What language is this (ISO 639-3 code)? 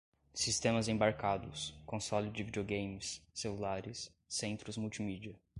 por